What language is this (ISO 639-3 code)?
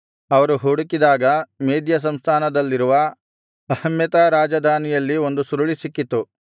kan